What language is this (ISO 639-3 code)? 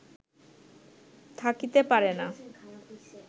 ben